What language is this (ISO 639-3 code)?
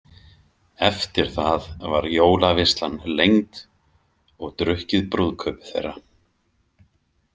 isl